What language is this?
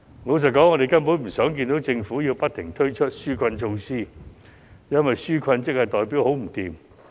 Cantonese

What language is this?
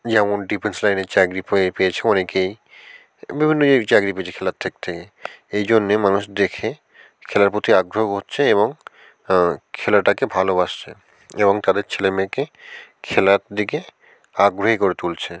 Bangla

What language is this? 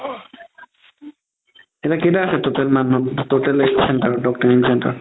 Assamese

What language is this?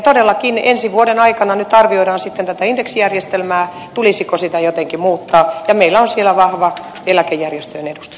Finnish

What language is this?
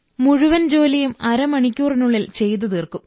Malayalam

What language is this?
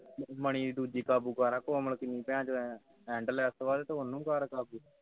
Punjabi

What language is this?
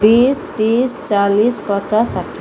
Nepali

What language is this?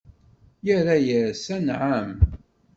Kabyle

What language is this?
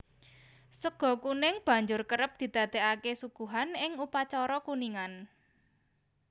Javanese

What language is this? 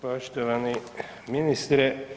Croatian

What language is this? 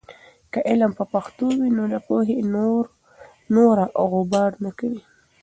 Pashto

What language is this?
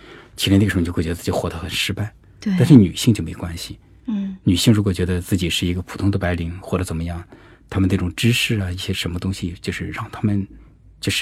Chinese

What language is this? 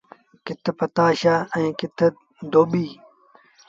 Sindhi Bhil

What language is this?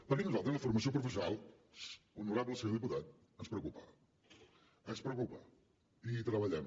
Catalan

